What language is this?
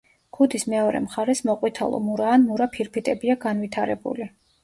Georgian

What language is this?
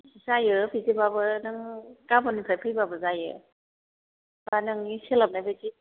Bodo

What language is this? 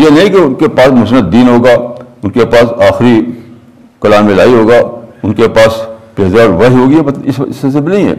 Urdu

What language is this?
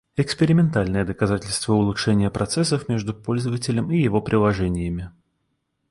Russian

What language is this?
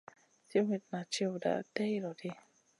Masana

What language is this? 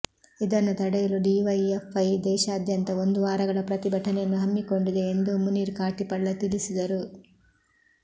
Kannada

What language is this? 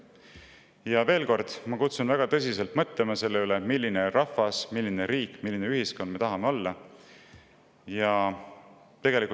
Estonian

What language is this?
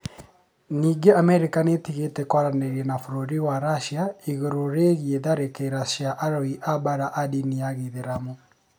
Kikuyu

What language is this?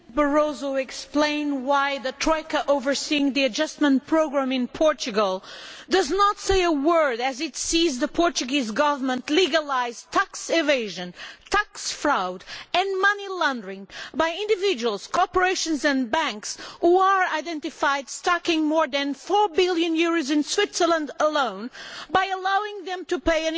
English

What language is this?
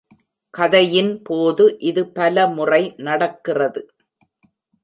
Tamil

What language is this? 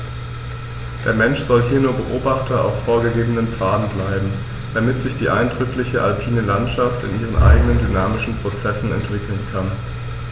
German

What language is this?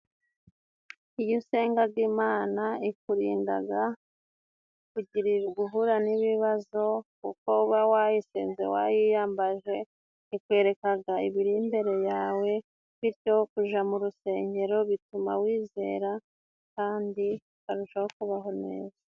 Kinyarwanda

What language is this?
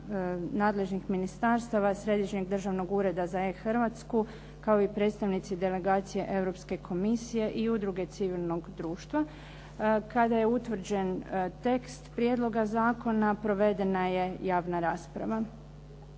Croatian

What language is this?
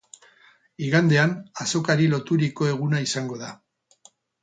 Basque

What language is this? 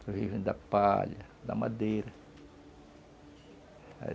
Portuguese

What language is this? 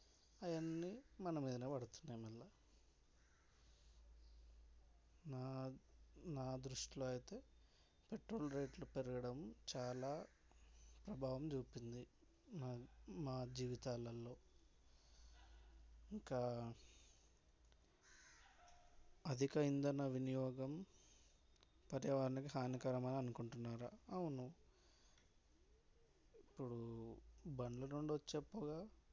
Telugu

